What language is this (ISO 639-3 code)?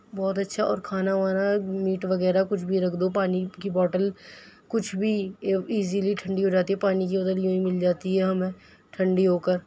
urd